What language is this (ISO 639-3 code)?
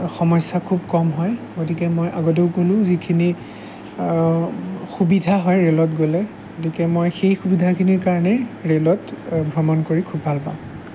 asm